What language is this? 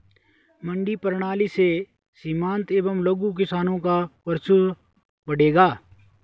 Hindi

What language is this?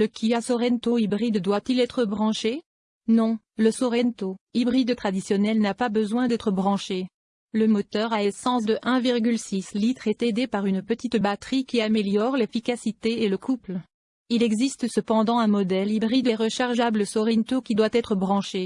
French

